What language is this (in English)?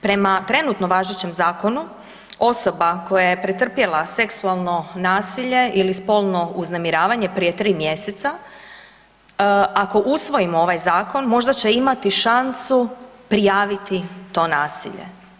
Croatian